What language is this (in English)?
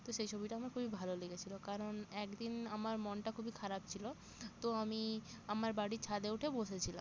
Bangla